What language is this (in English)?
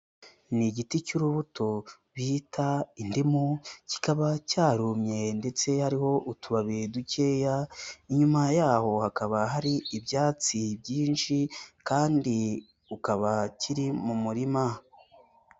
Kinyarwanda